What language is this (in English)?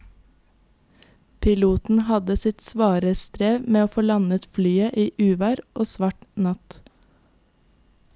Norwegian